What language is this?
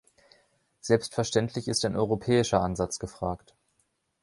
German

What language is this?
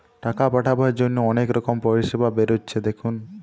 Bangla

